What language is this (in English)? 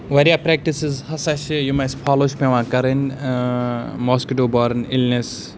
Kashmiri